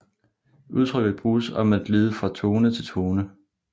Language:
Danish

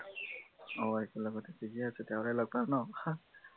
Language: Assamese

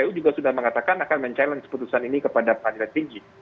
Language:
Indonesian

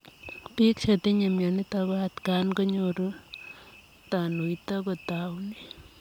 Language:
Kalenjin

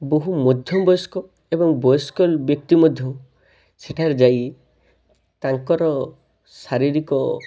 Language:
Odia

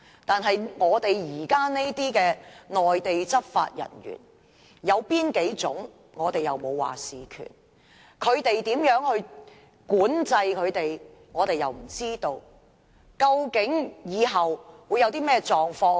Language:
Cantonese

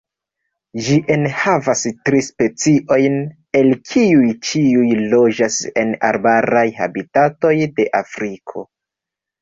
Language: Esperanto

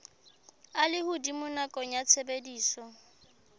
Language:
Southern Sotho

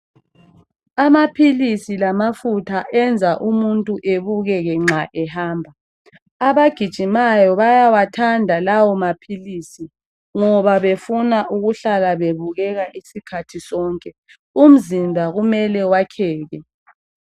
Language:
North Ndebele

